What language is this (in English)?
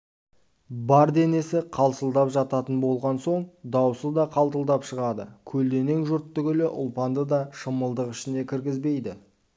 Kazakh